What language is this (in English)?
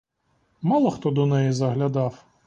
Ukrainian